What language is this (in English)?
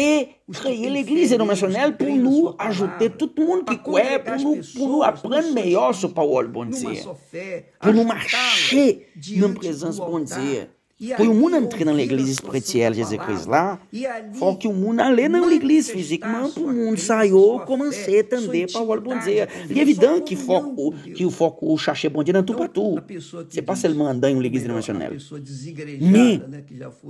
Portuguese